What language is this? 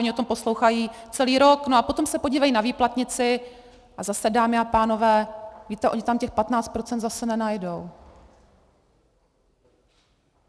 Czech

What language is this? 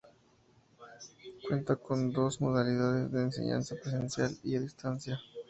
Spanish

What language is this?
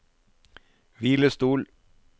Norwegian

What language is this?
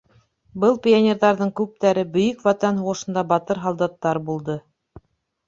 Bashkir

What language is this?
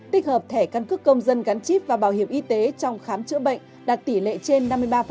Vietnamese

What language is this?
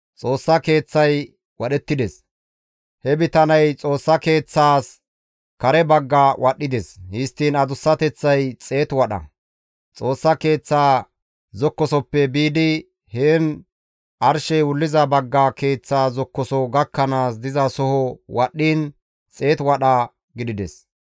Gamo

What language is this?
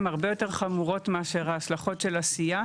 Hebrew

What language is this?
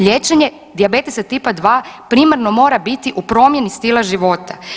Croatian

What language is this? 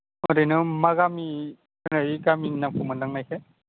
Bodo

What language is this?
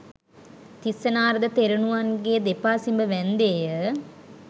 Sinhala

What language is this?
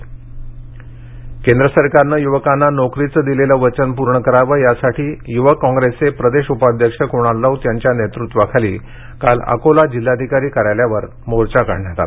Marathi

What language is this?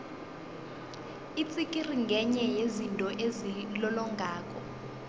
South Ndebele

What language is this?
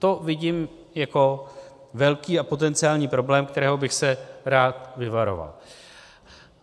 Czech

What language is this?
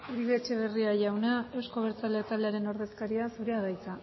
Basque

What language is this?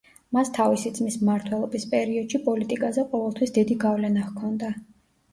Georgian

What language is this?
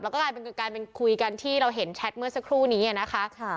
Thai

